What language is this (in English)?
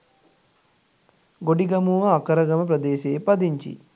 Sinhala